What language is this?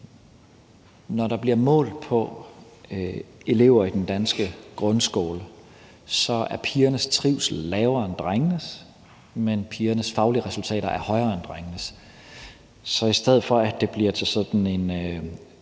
Danish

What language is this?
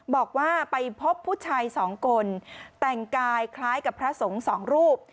Thai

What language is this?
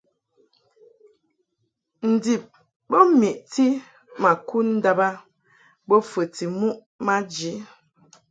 Mungaka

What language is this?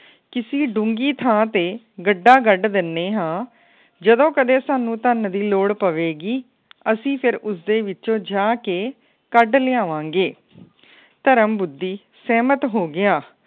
Punjabi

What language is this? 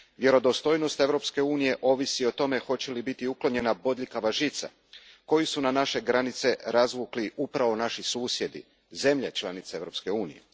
Croatian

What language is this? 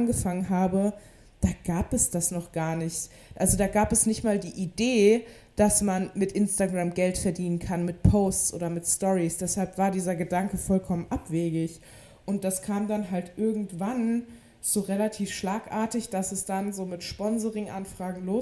German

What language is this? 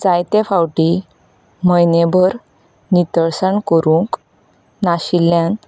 Konkani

